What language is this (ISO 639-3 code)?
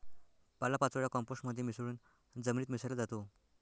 mar